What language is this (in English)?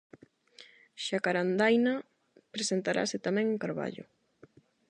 Galician